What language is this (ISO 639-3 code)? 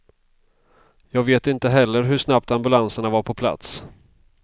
swe